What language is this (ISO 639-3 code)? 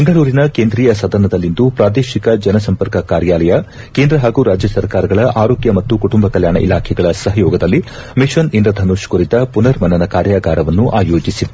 kan